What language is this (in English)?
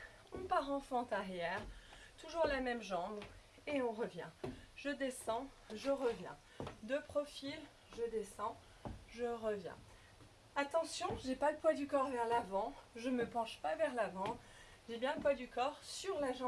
French